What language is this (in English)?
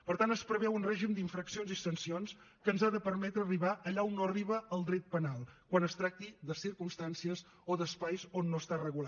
Catalan